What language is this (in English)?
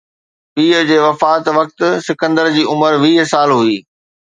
Sindhi